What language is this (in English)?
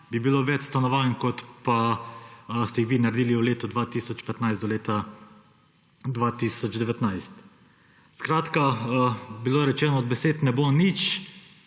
Slovenian